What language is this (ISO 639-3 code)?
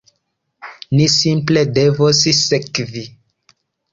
epo